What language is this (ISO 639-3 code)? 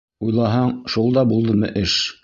bak